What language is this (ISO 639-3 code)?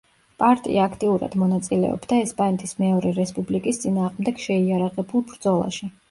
kat